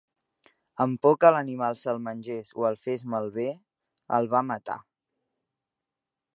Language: Catalan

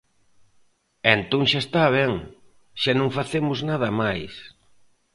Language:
Galician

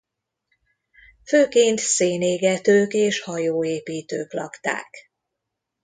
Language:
Hungarian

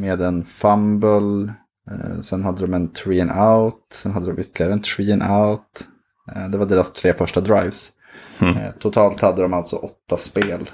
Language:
Swedish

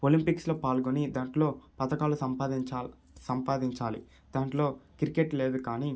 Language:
Telugu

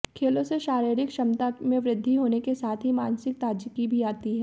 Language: Hindi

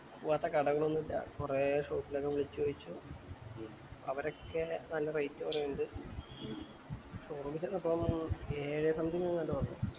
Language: Malayalam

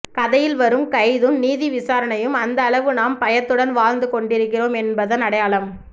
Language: Tamil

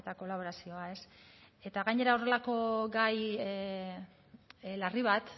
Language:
Basque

